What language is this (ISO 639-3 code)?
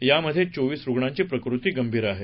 mar